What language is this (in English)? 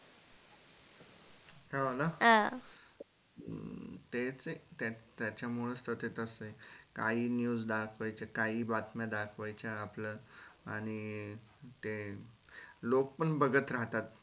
Marathi